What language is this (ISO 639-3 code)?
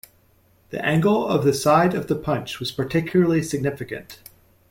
eng